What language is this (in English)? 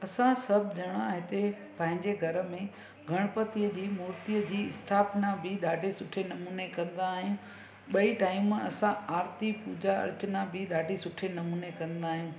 Sindhi